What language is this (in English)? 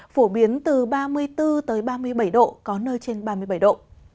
Vietnamese